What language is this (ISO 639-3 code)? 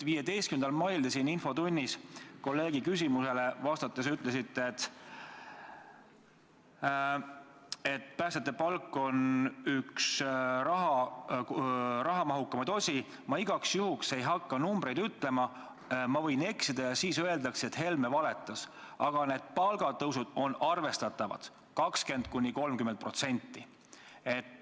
est